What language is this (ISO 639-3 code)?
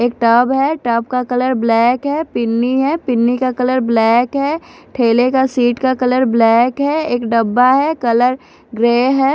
hin